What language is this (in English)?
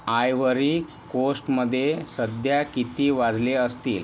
Marathi